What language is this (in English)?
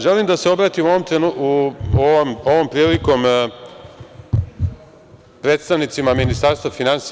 Serbian